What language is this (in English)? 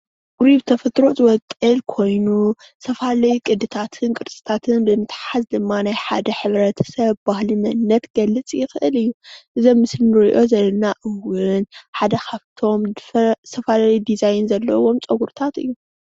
Tigrinya